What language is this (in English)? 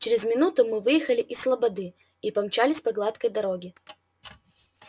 Russian